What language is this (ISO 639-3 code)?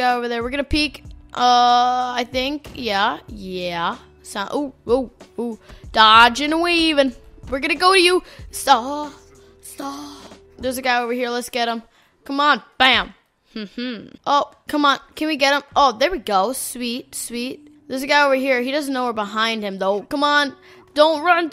eng